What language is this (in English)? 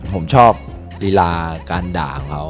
Thai